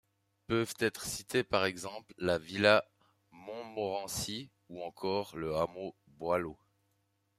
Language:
French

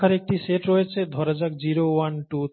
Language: Bangla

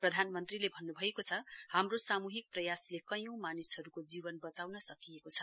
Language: Nepali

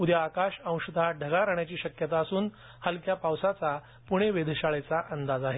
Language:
Marathi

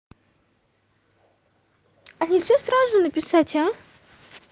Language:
Russian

